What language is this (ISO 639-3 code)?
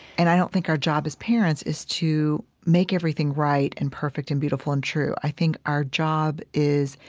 eng